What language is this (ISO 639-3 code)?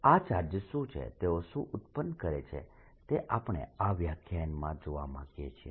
guj